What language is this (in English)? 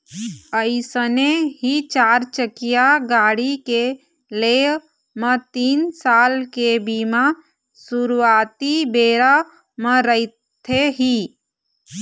Chhattisgarhi